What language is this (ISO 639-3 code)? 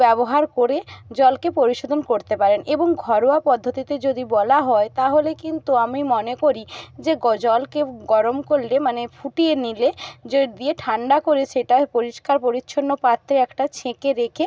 ben